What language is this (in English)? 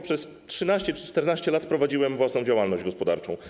Polish